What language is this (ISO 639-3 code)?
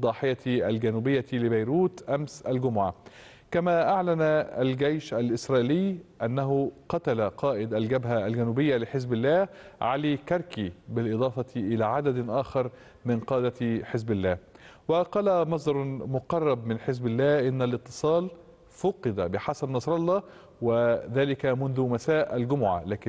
ara